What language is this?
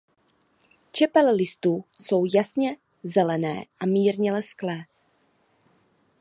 Czech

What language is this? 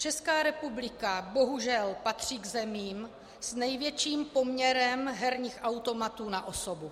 Czech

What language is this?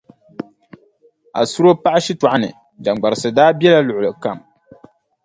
Dagbani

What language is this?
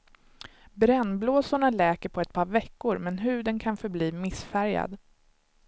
Swedish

